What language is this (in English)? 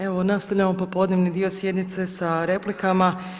Croatian